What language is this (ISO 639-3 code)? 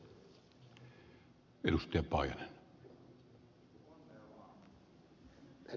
fin